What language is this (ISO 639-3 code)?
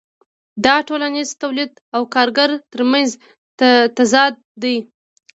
pus